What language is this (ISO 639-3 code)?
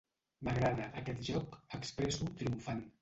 cat